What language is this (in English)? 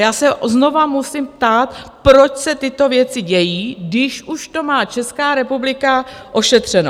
Czech